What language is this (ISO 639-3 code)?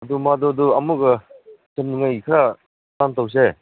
mni